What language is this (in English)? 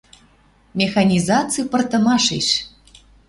Western Mari